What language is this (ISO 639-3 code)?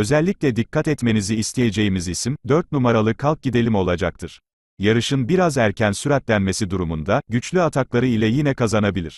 tur